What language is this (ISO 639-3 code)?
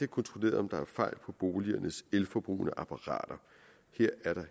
dan